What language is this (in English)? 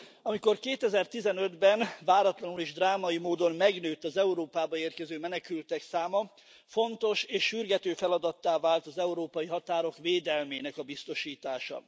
Hungarian